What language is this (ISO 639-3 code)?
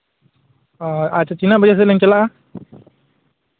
sat